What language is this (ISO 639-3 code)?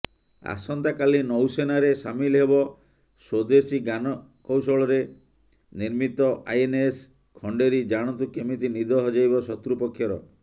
ori